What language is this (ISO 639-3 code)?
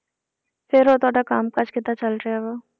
pan